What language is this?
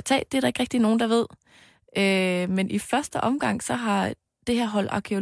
Danish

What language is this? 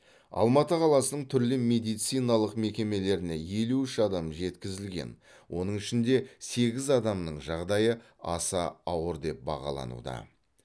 Kazakh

